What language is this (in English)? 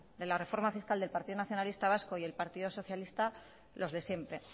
Spanish